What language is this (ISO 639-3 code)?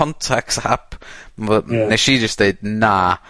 cym